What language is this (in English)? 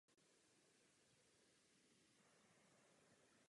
Czech